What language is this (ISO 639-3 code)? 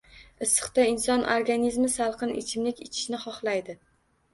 uzb